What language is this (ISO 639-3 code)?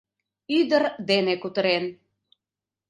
chm